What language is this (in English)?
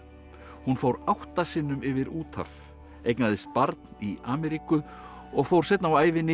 Icelandic